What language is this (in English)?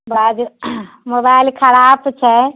Maithili